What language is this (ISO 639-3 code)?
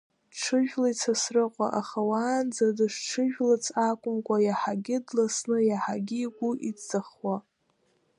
abk